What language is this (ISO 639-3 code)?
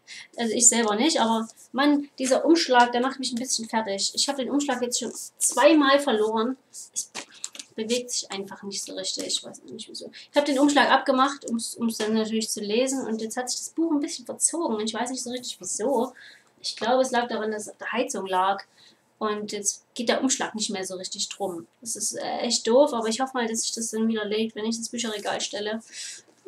deu